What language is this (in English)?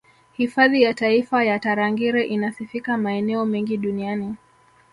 Swahili